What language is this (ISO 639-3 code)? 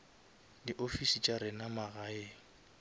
nso